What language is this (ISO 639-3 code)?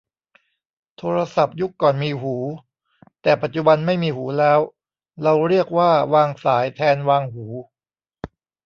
tha